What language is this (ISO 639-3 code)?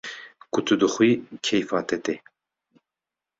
kur